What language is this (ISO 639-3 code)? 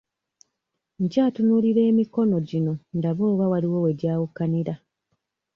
lug